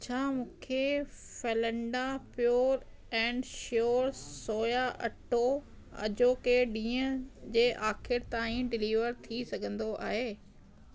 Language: Sindhi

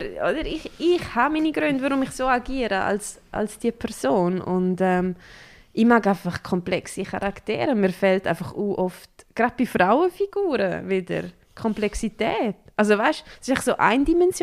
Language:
German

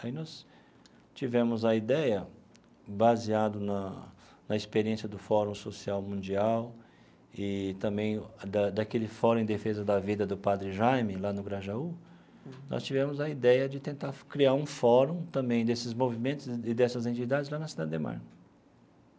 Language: Portuguese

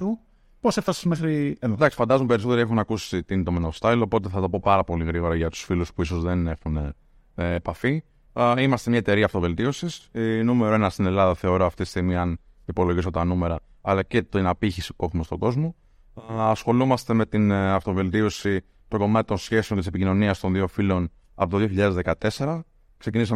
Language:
Greek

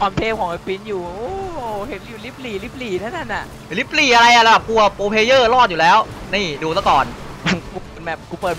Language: Thai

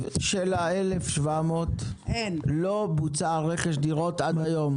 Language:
Hebrew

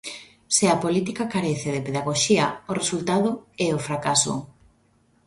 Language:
Galician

